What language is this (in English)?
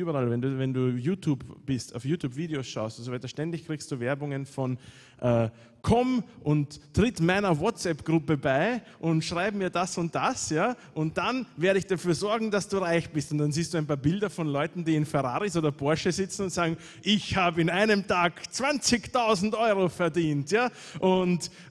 German